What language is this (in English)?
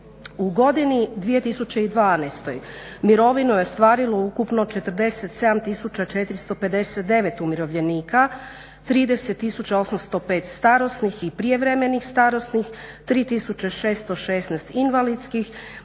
Croatian